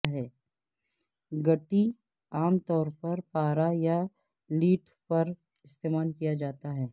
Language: Urdu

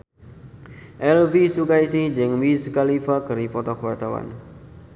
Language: Sundanese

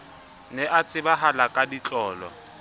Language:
Southern Sotho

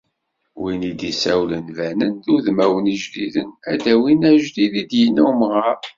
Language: Kabyle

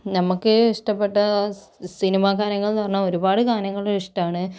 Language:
Malayalam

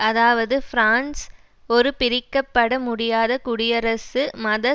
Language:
Tamil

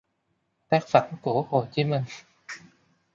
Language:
Vietnamese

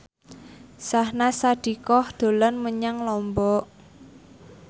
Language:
Javanese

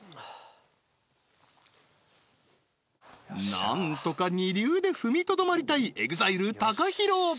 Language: Japanese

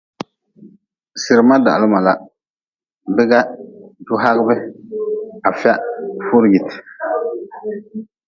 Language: Nawdm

